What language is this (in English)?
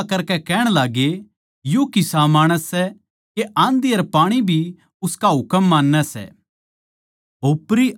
Haryanvi